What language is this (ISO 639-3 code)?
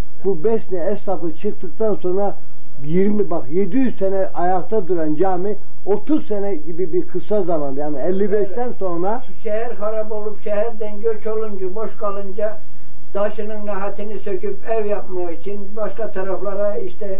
tur